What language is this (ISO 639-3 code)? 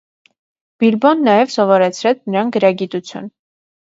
hye